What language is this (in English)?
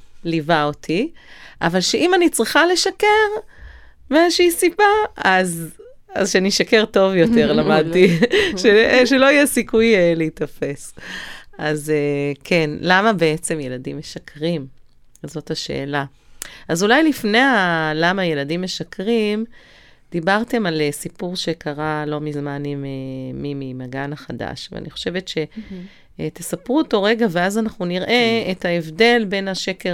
Hebrew